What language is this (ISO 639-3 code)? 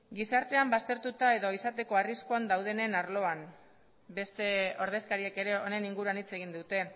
eus